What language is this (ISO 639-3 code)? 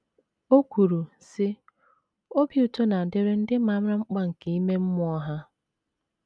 ibo